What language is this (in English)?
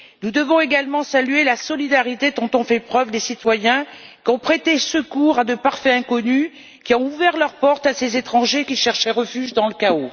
French